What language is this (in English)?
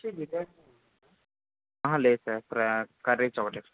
Telugu